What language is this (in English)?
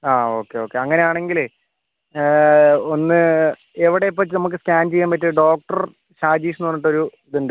Malayalam